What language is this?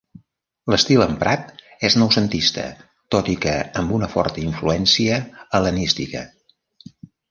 Catalan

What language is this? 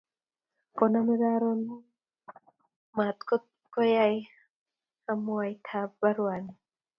Kalenjin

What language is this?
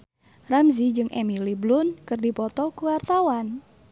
Sundanese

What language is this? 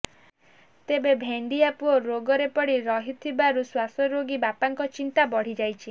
Odia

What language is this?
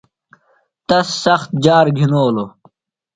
Phalura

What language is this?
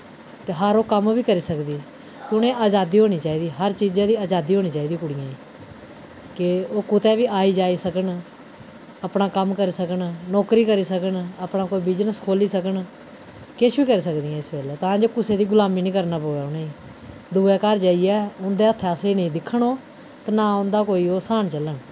Dogri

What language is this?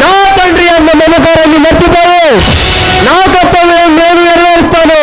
Telugu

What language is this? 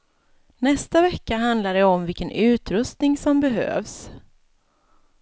Swedish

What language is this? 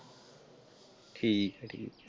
Punjabi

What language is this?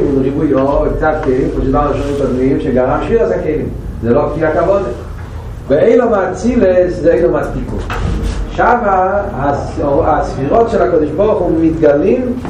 Hebrew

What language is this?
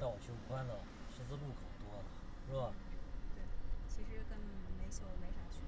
Chinese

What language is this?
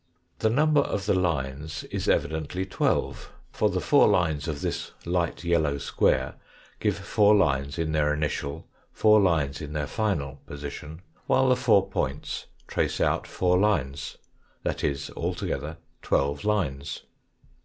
English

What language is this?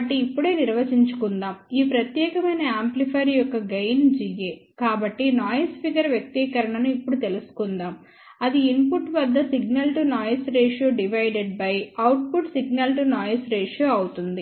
Telugu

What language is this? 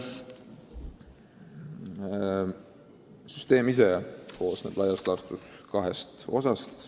Estonian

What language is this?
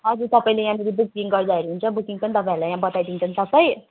Nepali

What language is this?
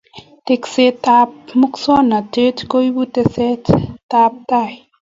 Kalenjin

